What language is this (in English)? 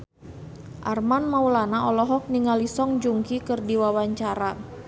Sundanese